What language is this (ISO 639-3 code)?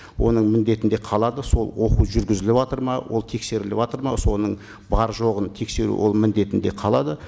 kaz